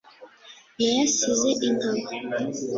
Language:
Kinyarwanda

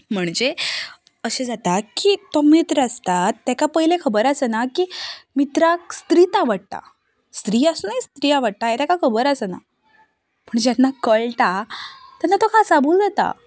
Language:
Konkani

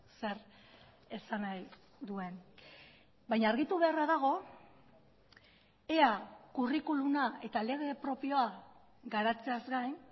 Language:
Basque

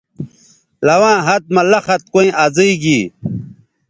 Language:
Bateri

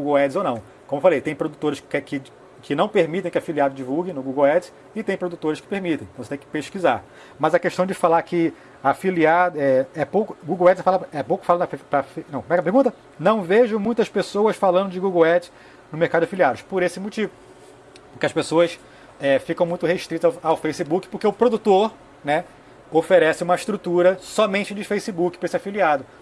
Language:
Portuguese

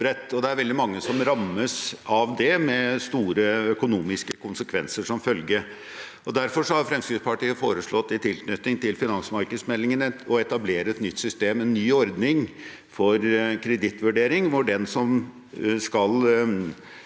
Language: Norwegian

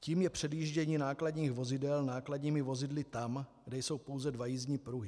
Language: Czech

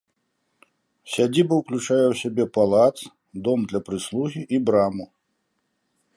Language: Belarusian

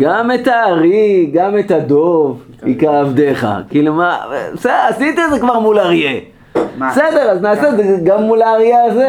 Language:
Hebrew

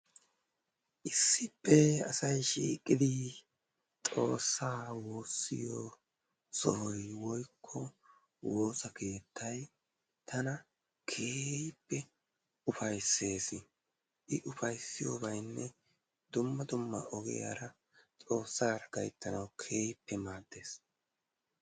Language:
Wolaytta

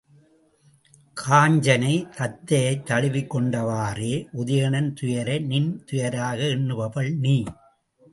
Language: Tamil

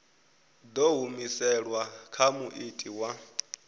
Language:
Venda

